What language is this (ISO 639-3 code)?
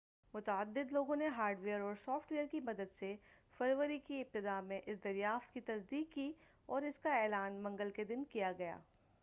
urd